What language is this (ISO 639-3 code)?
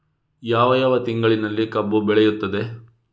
kan